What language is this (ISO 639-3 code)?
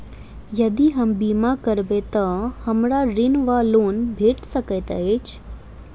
mai